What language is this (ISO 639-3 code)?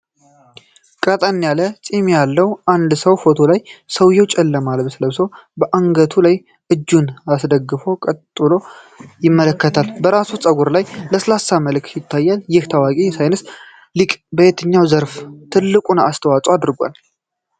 amh